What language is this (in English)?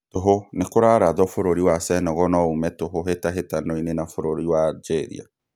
Kikuyu